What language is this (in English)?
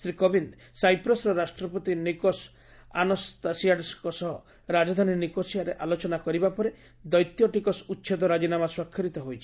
Odia